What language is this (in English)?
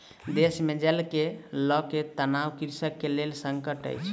Maithili